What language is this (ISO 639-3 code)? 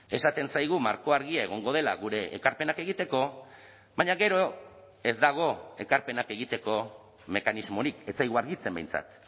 eus